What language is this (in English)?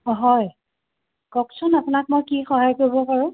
Assamese